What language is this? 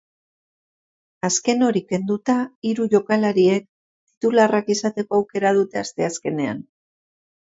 Basque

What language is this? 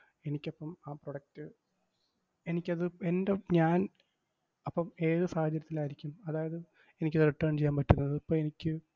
Malayalam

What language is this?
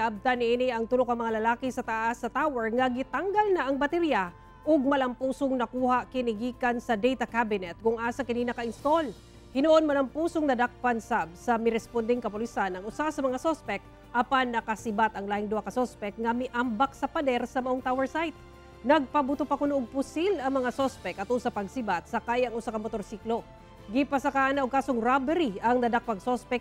Filipino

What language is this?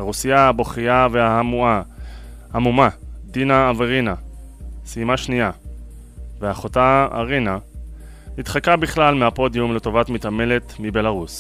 Hebrew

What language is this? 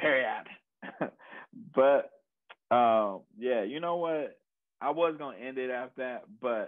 English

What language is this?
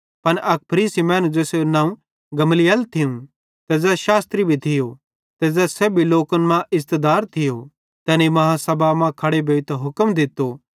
Bhadrawahi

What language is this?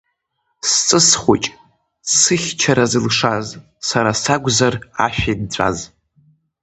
Abkhazian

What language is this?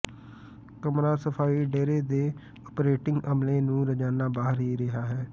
Punjabi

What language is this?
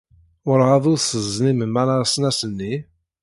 Kabyle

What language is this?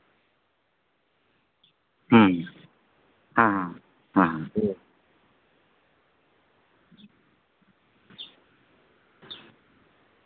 Santali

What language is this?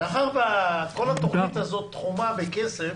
Hebrew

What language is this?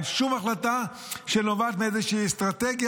Hebrew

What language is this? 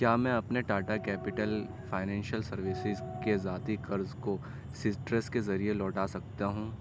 Urdu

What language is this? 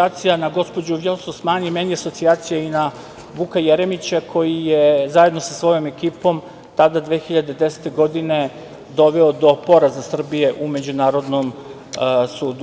Serbian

